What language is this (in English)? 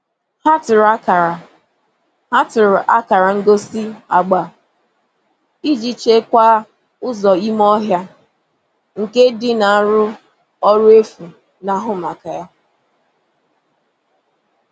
Igbo